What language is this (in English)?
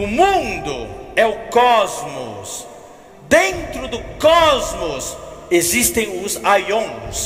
Portuguese